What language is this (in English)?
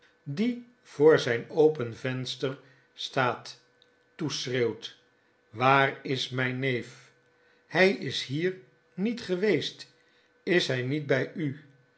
Dutch